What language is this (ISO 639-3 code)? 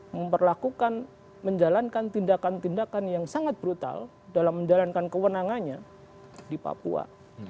ind